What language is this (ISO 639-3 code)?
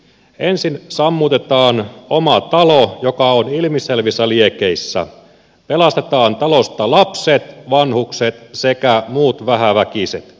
fin